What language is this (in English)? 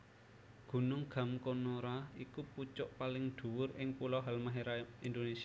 Javanese